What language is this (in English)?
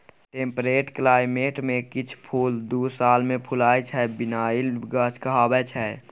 Maithili